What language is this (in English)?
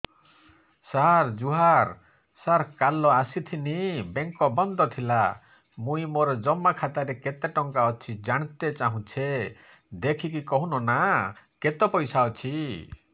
Odia